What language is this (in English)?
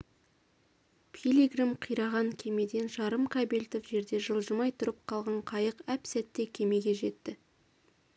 Kazakh